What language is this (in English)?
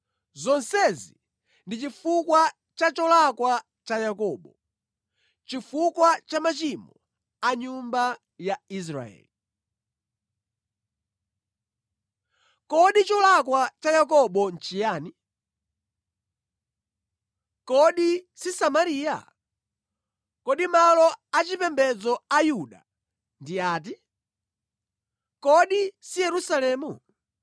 Nyanja